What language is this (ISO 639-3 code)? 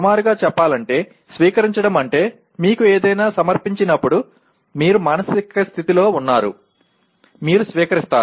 tel